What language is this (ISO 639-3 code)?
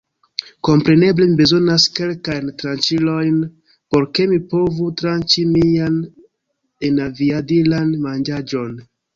epo